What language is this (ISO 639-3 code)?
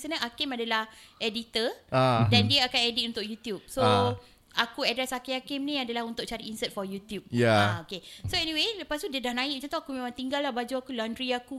msa